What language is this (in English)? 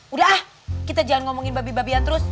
Indonesian